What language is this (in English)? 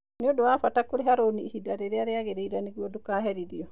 Kikuyu